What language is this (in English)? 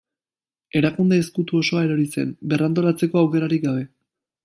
Basque